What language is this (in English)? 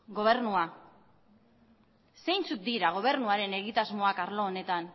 Basque